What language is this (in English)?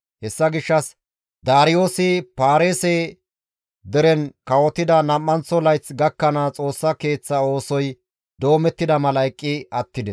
Gamo